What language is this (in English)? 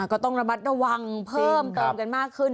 Thai